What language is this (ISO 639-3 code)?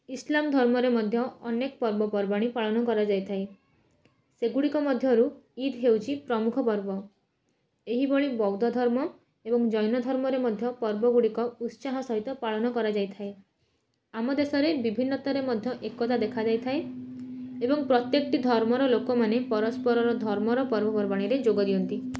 ori